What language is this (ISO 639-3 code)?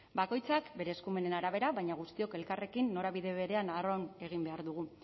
eus